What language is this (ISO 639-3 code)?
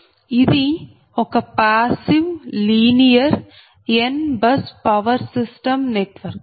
tel